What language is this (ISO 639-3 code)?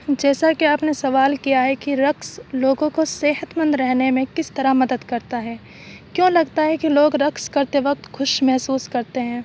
urd